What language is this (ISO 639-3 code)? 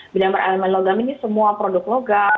ind